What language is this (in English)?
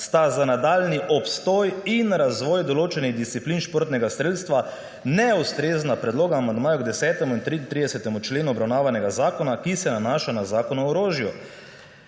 Slovenian